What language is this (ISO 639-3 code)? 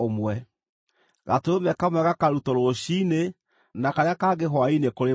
kik